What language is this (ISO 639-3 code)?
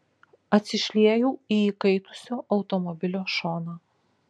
lit